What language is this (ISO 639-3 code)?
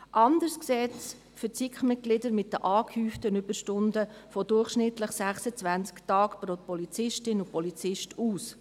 gsw